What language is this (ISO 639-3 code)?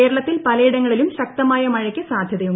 mal